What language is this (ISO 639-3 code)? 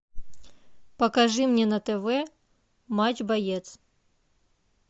rus